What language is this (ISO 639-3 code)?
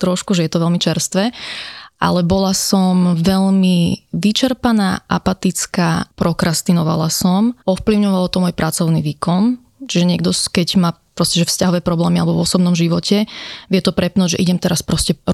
slk